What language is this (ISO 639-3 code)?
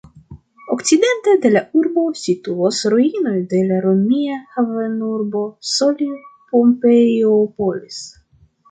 epo